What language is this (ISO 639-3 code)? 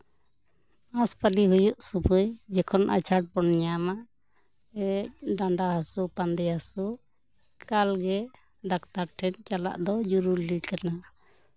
sat